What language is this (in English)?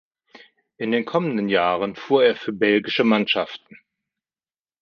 German